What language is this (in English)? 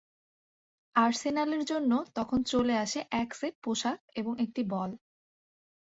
Bangla